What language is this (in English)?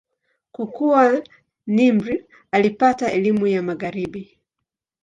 Swahili